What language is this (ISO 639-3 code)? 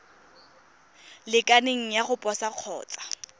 tsn